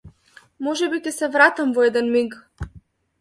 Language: Macedonian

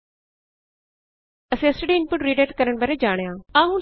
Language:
Punjabi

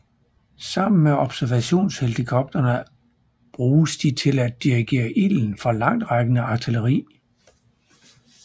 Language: Danish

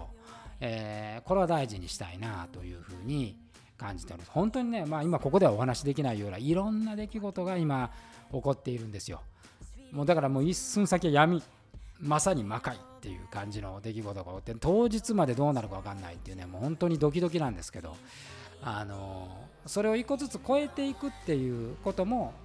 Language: Japanese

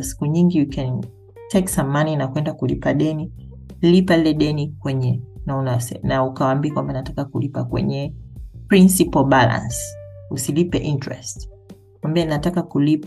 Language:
Swahili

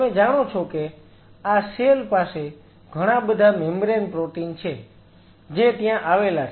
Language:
Gujarati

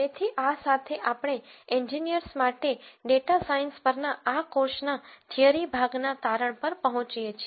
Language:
Gujarati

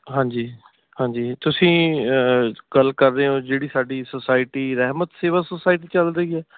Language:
Punjabi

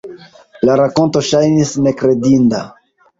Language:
Esperanto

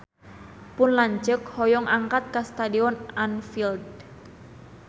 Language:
Sundanese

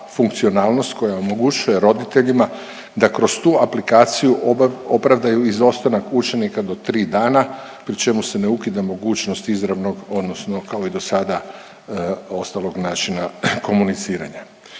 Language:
Croatian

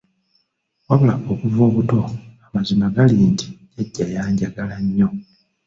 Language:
Ganda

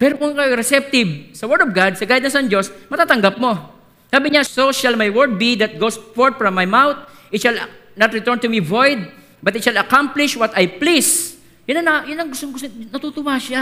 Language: Filipino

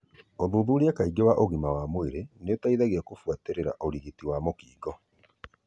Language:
Kikuyu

